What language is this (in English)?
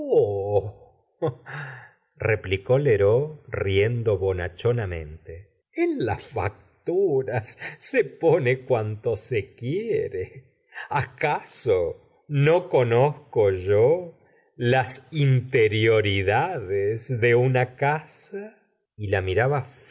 Spanish